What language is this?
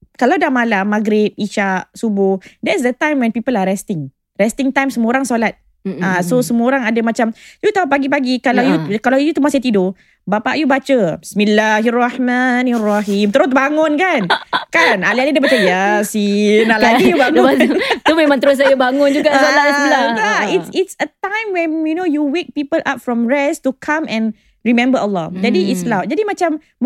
Malay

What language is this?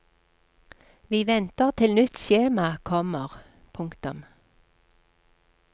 Norwegian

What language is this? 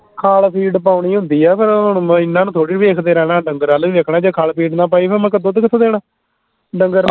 Punjabi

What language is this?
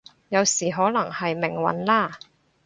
Cantonese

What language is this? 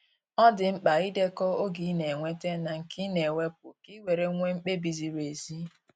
Igbo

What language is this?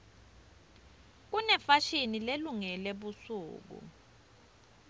Swati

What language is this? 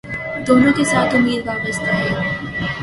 Urdu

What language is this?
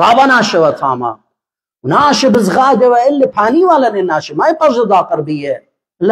Arabic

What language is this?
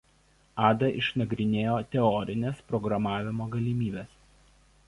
Lithuanian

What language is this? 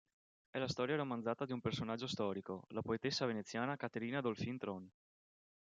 Italian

